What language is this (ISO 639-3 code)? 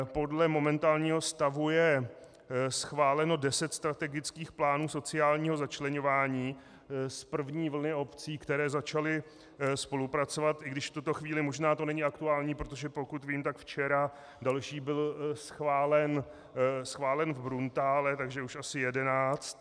ces